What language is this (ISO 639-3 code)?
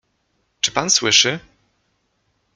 pol